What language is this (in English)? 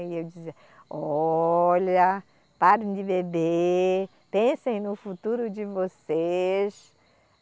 Portuguese